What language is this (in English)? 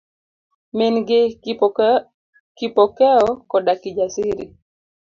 Luo (Kenya and Tanzania)